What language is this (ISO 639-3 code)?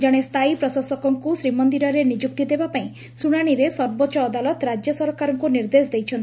ori